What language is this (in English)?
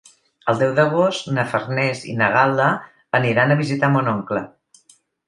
Catalan